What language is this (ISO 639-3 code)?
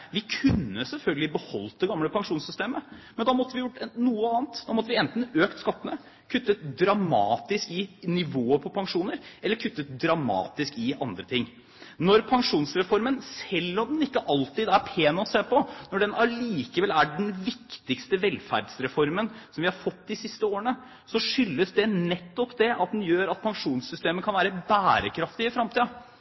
nob